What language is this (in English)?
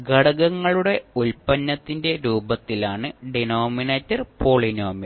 Malayalam